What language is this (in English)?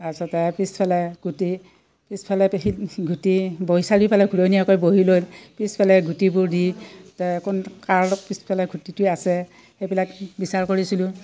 Assamese